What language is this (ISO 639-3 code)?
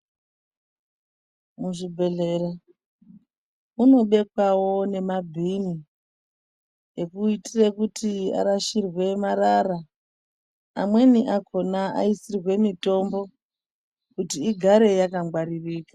ndc